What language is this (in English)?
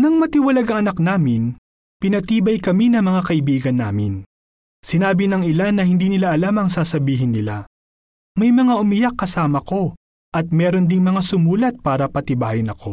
Filipino